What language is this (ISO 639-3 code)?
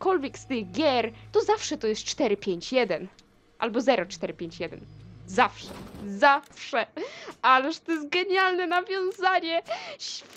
pol